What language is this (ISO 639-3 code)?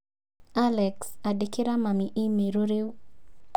kik